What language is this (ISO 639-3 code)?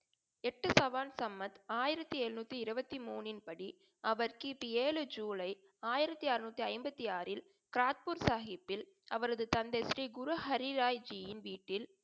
tam